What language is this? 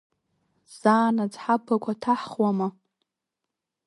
Abkhazian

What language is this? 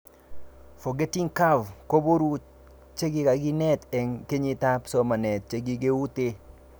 Kalenjin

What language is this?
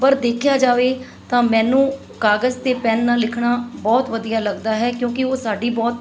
Punjabi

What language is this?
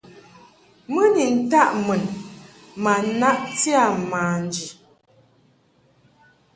Mungaka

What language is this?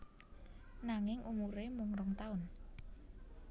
Javanese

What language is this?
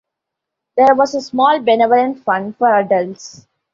English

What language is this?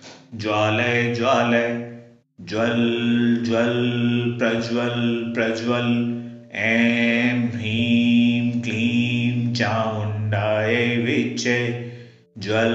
Hindi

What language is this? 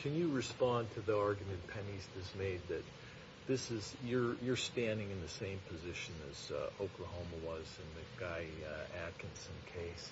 English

